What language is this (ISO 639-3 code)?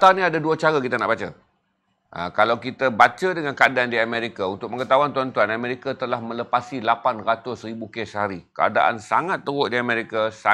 msa